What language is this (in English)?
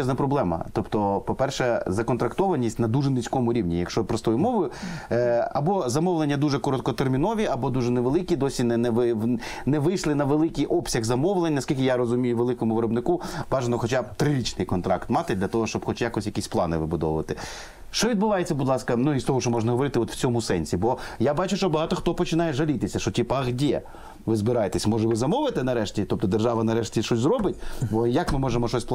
Ukrainian